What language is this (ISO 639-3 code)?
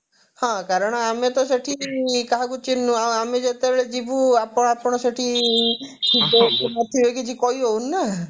ori